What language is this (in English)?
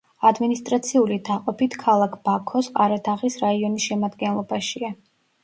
Georgian